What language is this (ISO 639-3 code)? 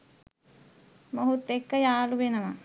sin